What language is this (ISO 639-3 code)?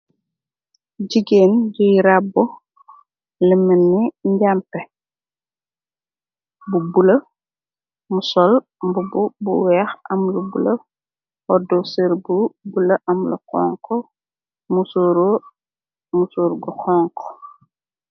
wol